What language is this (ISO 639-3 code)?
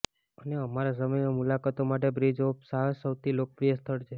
guj